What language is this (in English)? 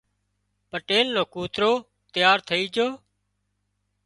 Wadiyara Koli